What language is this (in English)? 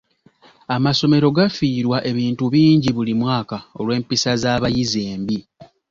Ganda